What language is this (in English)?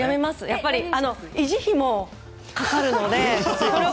Japanese